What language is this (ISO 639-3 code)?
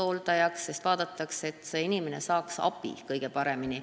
est